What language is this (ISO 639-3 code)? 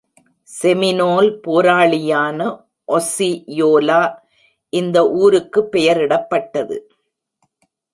tam